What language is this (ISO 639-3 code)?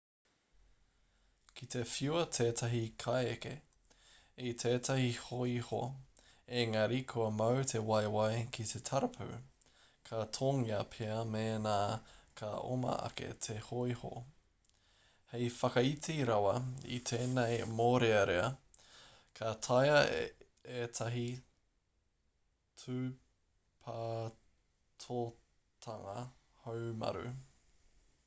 mri